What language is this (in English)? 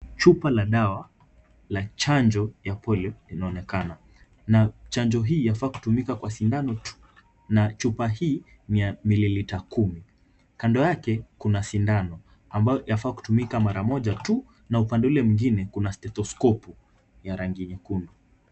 Swahili